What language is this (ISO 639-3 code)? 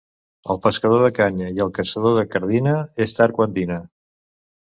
cat